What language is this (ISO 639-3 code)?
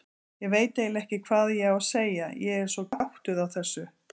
isl